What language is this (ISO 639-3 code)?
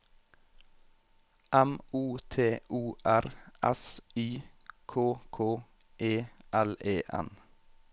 nor